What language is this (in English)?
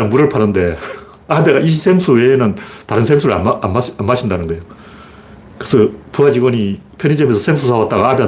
Korean